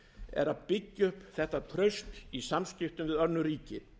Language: Icelandic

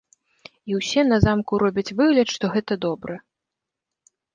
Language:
Belarusian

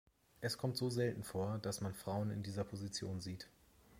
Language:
German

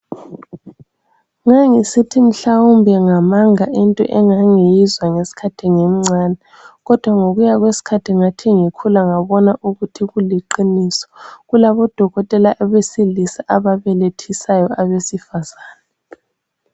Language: North Ndebele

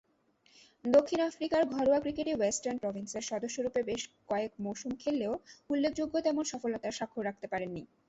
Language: Bangla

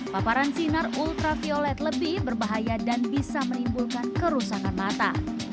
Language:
Indonesian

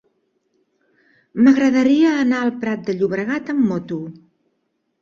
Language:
Catalan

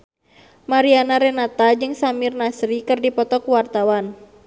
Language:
Sundanese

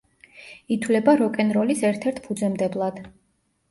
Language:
Georgian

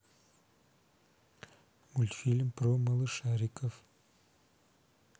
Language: Russian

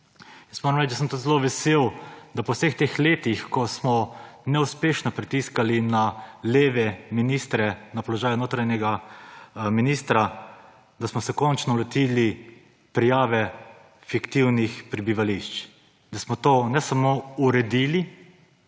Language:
Slovenian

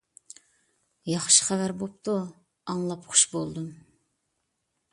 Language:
Uyghur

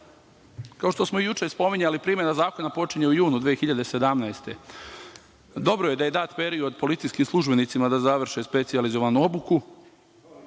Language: Serbian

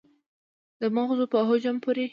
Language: Pashto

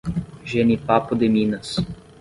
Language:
Portuguese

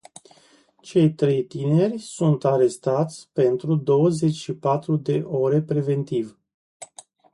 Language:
Romanian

